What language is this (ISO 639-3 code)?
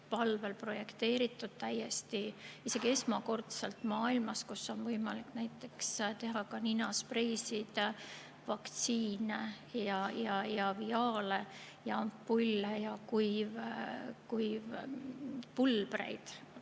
est